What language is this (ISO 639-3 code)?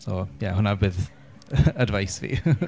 cym